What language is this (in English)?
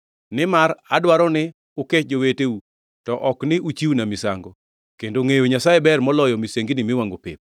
Luo (Kenya and Tanzania)